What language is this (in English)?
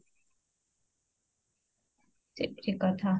Odia